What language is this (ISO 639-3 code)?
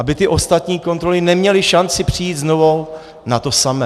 ces